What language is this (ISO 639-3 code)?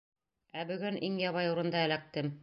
bak